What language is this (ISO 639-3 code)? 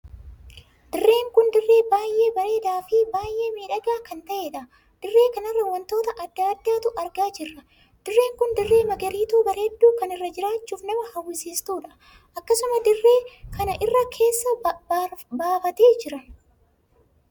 orm